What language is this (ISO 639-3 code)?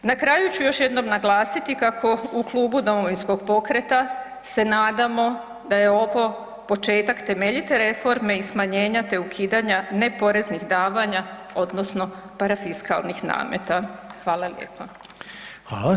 hrv